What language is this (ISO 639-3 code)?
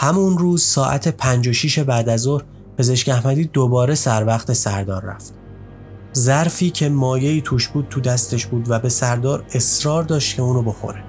fas